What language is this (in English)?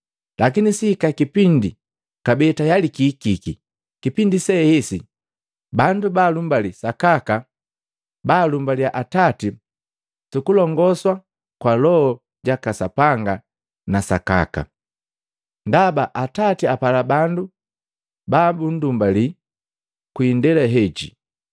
Matengo